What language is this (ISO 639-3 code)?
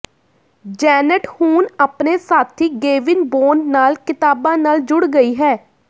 pan